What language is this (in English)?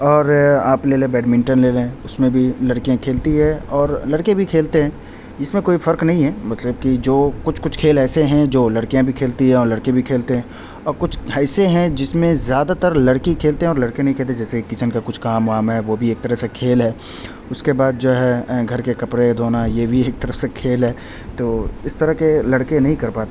Urdu